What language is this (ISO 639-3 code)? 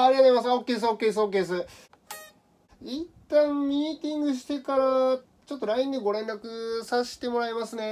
jpn